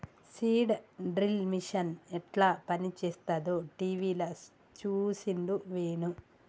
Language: Telugu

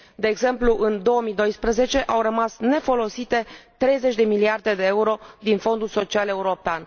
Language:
Romanian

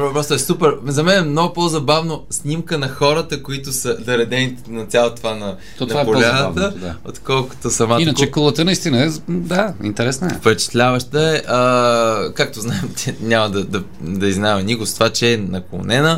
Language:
Bulgarian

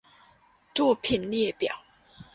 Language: Chinese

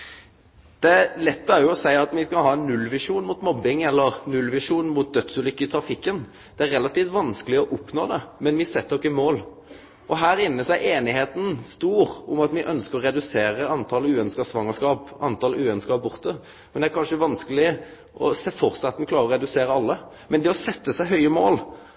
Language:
Norwegian Nynorsk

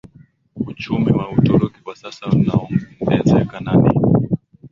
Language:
Swahili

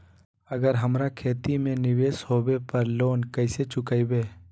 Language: Magahi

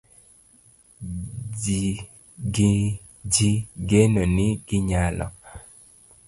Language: Luo (Kenya and Tanzania)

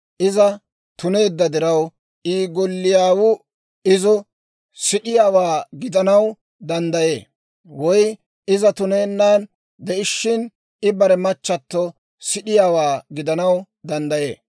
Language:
Dawro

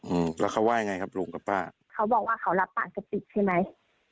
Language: Thai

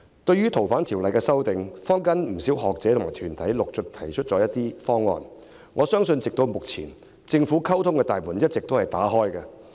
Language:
Cantonese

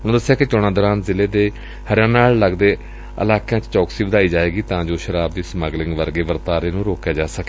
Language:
Punjabi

